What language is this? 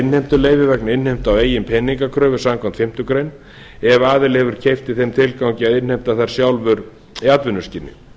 Icelandic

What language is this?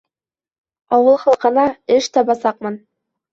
Bashkir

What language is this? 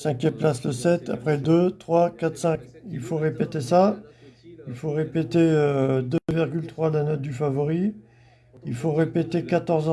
French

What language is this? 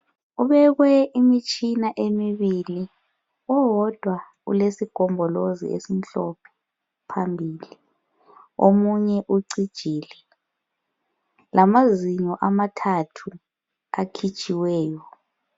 North Ndebele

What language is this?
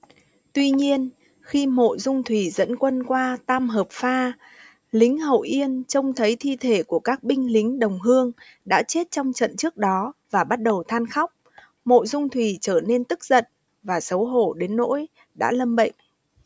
Vietnamese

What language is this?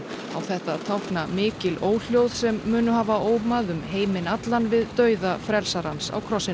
Icelandic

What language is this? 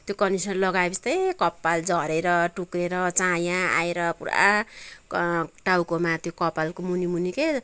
Nepali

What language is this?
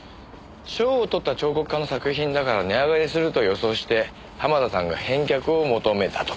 Japanese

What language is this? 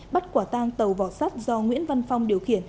Vietnamese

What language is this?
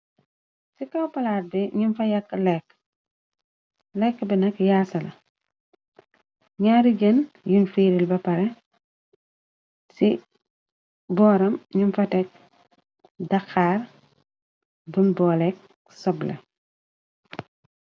Wolof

